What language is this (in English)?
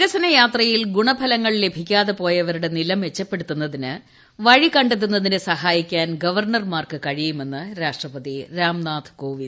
Malayalam